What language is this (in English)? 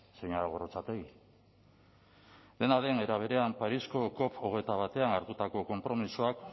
Basque